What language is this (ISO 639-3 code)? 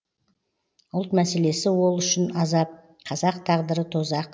kaz